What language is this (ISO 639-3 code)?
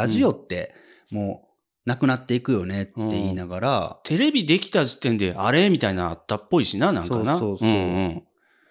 jpn